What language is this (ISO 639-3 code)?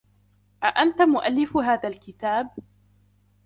ara